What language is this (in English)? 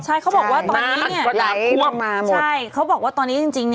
Thai